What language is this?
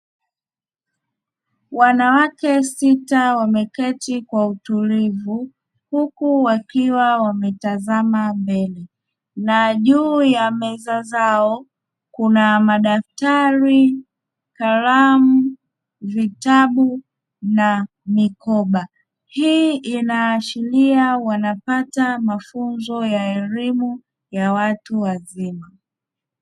Swahili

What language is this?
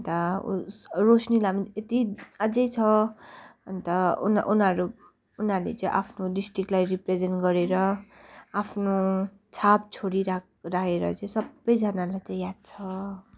Nepali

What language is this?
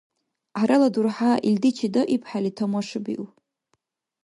Dargwa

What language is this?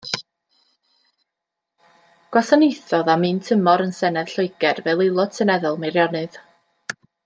Welsh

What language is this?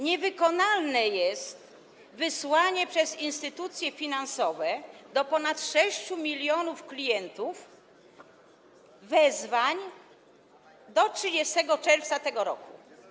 Polish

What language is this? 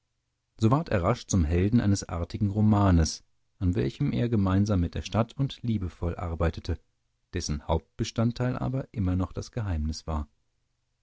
German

